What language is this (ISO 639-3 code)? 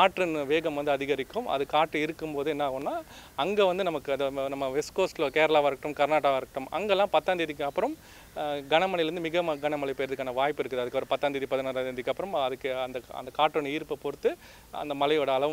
hin